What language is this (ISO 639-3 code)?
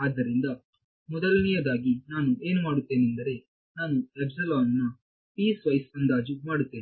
kan